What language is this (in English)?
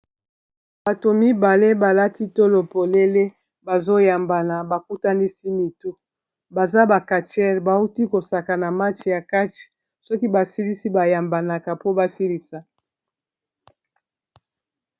Lingala